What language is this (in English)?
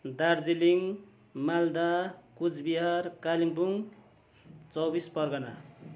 Nepali